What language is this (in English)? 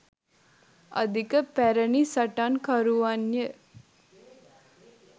Sinhala